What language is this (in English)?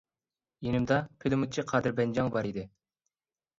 Uyghur